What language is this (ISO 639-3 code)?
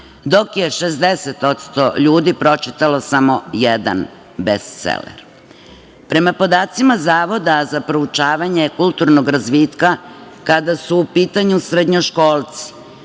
srp